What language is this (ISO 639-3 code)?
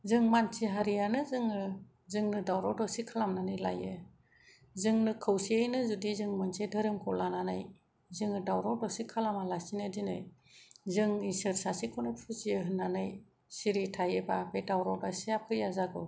brx